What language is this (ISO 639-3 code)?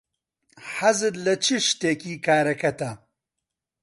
ckb